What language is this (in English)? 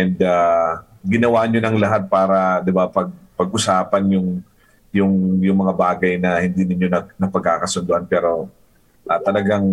Filipino